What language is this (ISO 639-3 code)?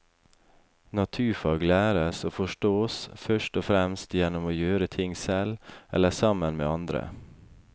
nor